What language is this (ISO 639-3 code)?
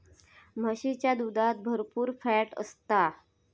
mar